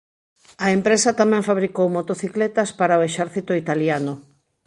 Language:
Galician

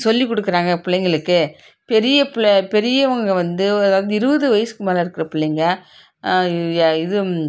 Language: Tamil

